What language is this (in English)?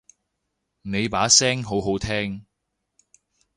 Cantonese